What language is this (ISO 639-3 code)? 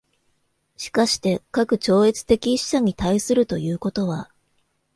jpn